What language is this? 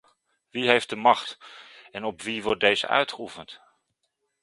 Dutch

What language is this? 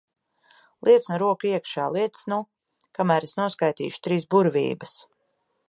Latvian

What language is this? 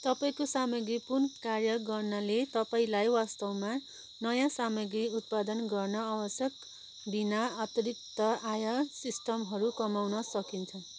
Nepali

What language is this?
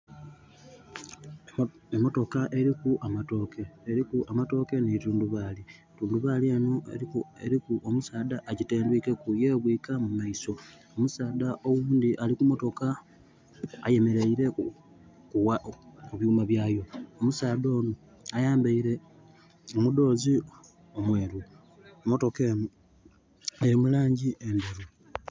Soga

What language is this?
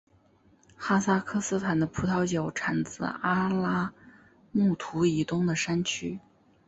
Chinese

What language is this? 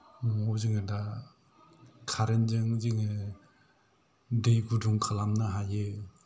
Bodo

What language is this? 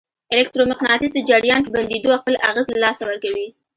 Pashto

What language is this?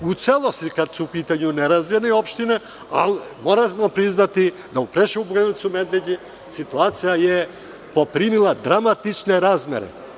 Serbian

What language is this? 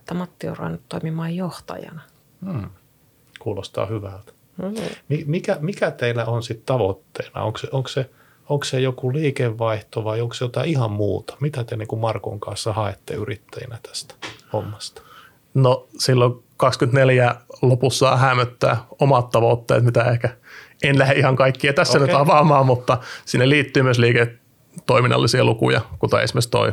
Finnish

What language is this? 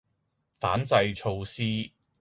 Cantonese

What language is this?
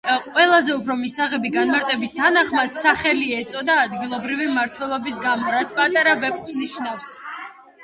Georgian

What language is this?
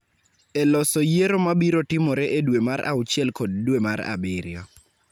Luo (Kenya and Tanzania)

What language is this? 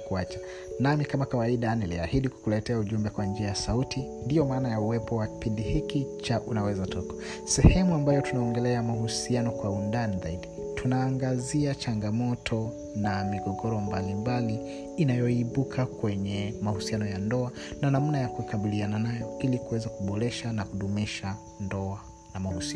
Swahili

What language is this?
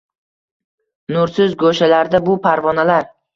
Uzbek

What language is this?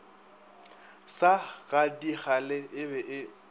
Northern Sotho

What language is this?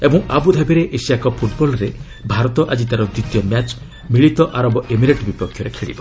Odia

